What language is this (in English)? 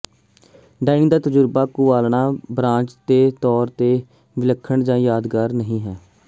Punjabi